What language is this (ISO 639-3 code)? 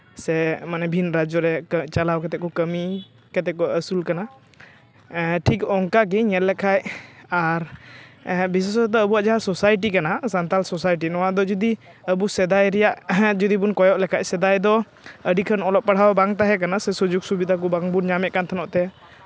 sat